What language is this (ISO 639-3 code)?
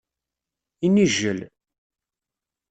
kab